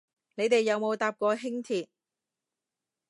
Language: Cantonese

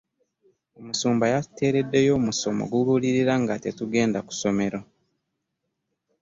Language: Ganda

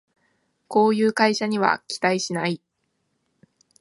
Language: Japanese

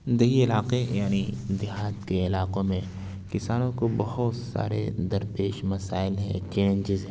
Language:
Urdu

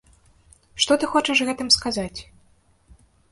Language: Belarusian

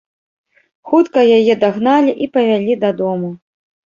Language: Belarusian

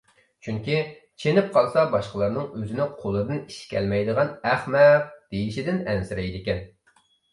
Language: Uyghur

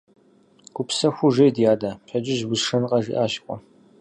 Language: Kabardian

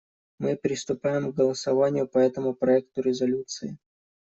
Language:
Russian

